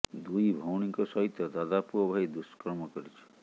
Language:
Odia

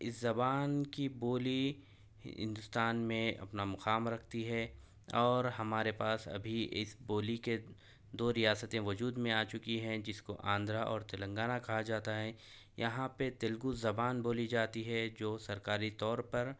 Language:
Urdu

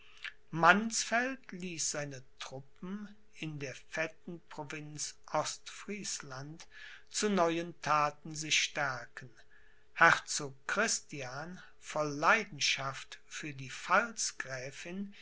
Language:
German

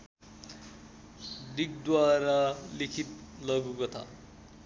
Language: Nepali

